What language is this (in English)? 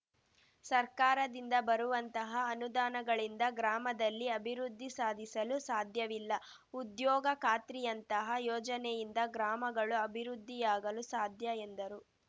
Kannada